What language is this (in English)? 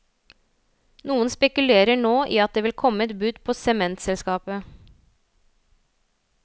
Norwegian